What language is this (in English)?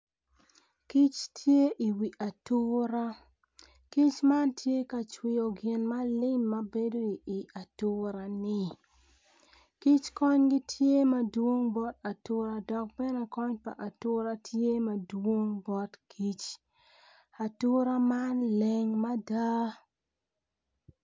Acoli